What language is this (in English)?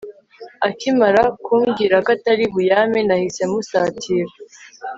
Kinyarwanda